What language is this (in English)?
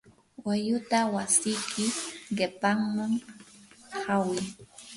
Yanahuanca Pasco Quechua